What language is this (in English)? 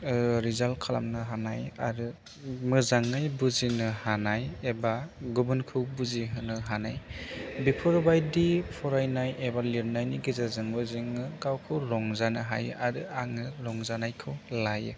Bodo